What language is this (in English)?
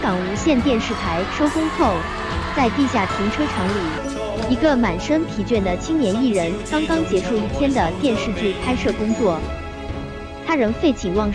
Chinese